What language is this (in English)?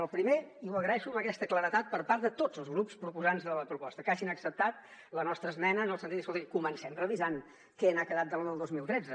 Catalan